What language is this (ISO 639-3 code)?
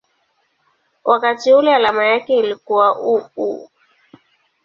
swa